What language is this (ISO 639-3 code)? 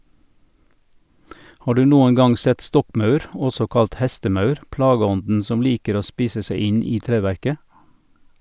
nor